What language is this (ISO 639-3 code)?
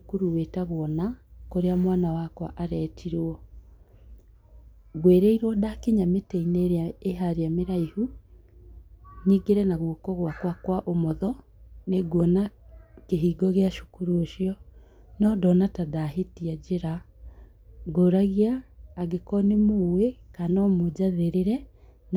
kik